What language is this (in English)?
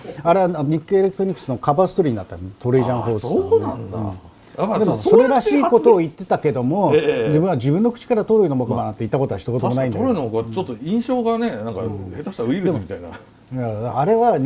Japanese